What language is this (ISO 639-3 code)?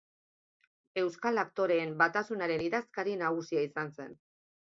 eus